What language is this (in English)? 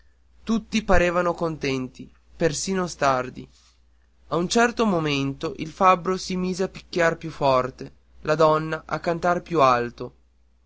Italian